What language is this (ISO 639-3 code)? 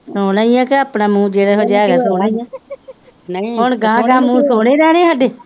pan